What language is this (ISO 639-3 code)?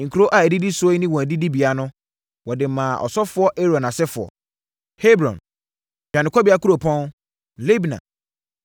aka